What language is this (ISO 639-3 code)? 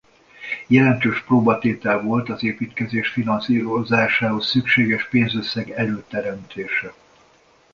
hun